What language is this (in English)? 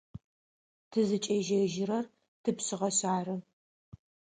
Adyghe